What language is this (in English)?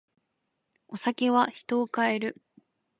Japanese